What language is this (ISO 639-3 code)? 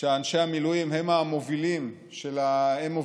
heb